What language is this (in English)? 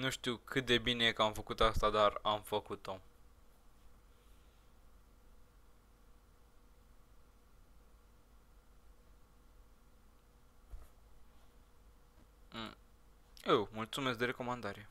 Romanian